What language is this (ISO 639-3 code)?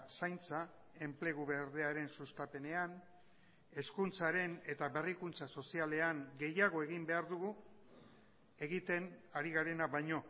eus